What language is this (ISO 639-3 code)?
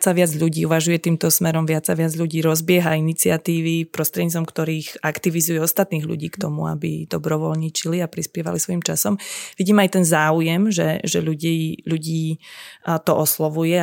slk